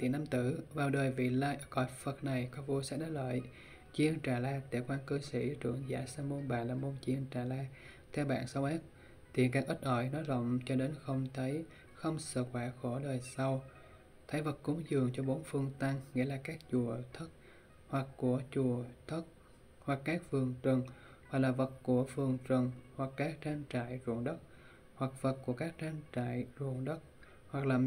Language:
Vietnamese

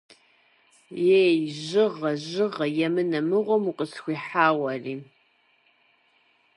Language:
Kabardian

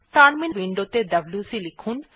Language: Bangla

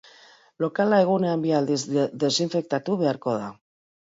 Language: Basque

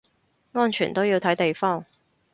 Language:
Cantonese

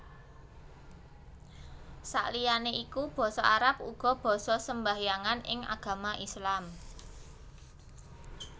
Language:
Javanese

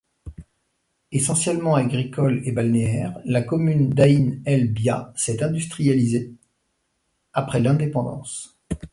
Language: French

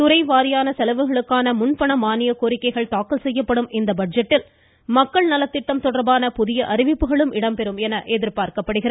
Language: Tamil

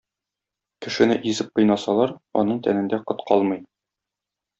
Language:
Tatar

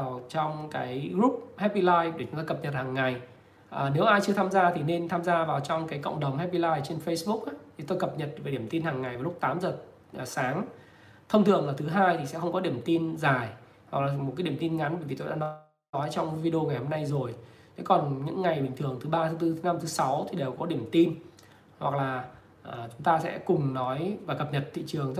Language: Vietnamese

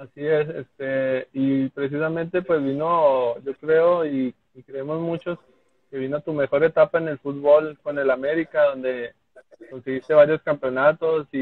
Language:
Spanish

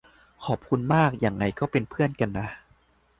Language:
Thai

